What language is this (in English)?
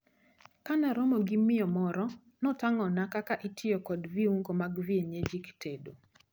Luo (Kenya and Tanzania)